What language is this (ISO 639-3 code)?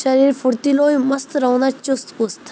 snd